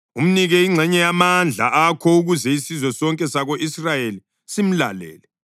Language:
North Ndebele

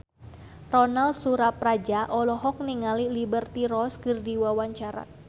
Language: Sundanese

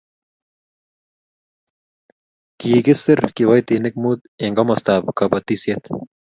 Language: Kalenjin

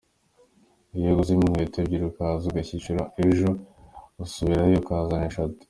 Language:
Kinyarwanda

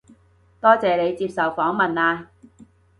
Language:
Cantonese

